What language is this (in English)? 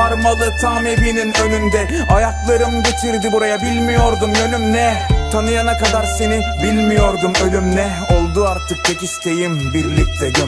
Turkish